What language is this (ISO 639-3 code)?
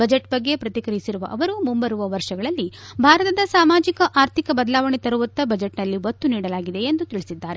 kan